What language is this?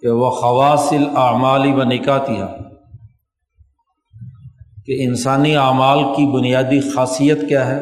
Urdu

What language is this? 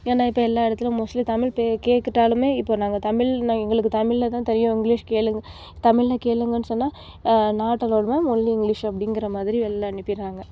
Tamil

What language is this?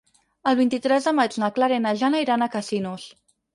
Catalan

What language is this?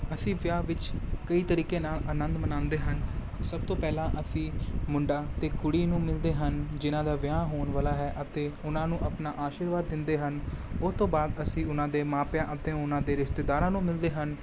Punjabi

